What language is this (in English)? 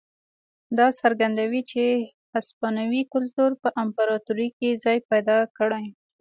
Pashto